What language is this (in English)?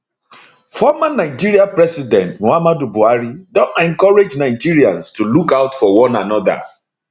Nigerian Pidgin